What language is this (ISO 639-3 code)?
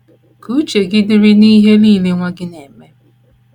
ibo